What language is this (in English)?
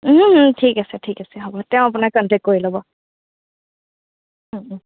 Assamese